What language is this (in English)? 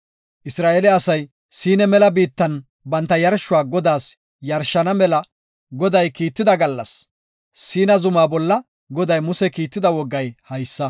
Gofa